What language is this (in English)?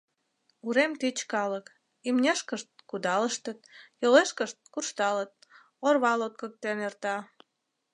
Mari